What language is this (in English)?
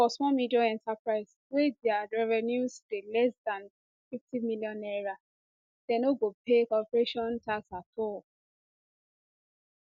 Nigerian Pidgin